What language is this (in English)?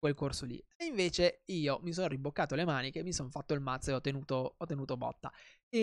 Italian